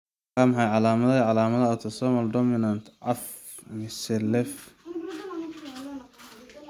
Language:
Somali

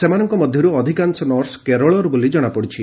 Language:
Odia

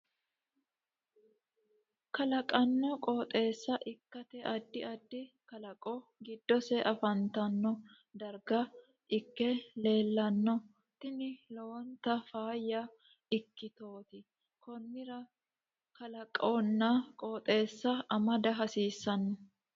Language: Sidamo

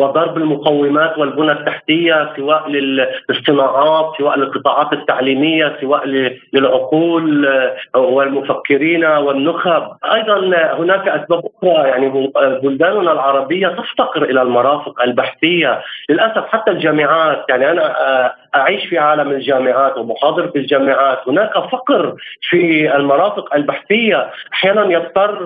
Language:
Arabic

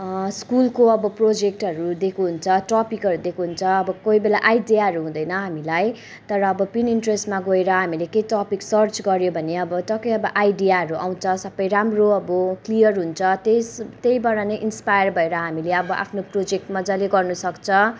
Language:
Nepali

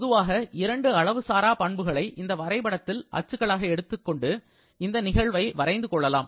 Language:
Tamil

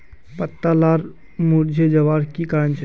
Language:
Magahi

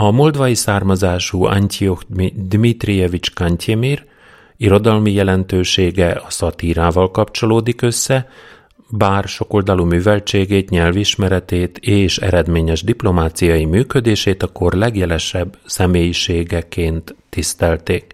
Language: Hungarian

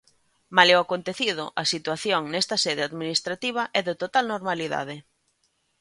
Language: Galician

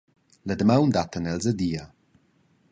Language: Romansh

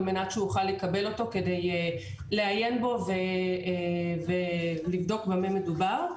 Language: Hebrew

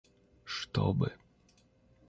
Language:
Russian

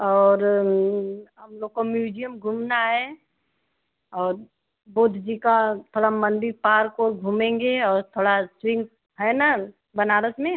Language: Hindi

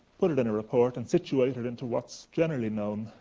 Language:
English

